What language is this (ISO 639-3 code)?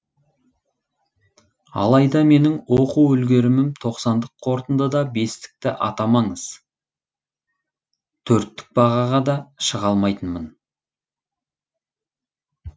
kaz